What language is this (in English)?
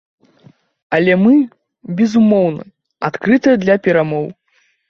Belarusian